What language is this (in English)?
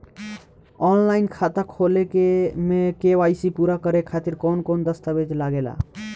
Bhojpuri